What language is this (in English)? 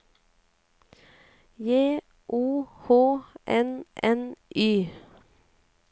Norwegian